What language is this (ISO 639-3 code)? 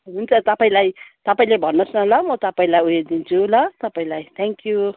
nep